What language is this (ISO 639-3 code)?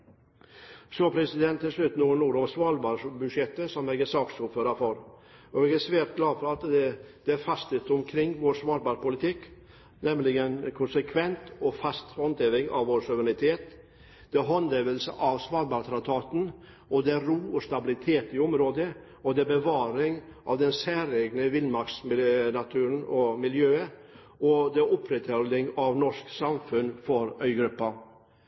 nob